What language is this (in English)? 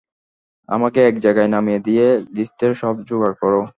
Bangla